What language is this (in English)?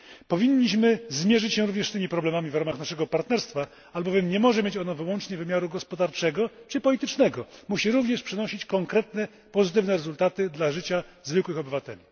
Polish